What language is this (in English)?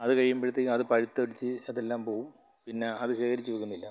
Malayalam